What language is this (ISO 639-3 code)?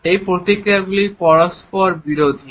ben